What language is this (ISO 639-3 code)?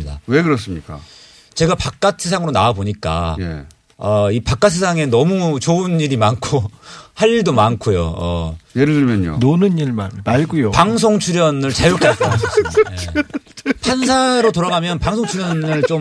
kor